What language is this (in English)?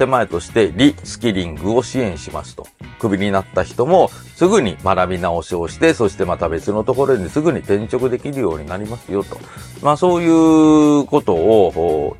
Japanese